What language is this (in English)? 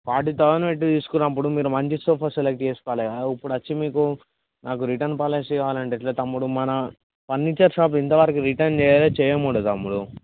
Telugu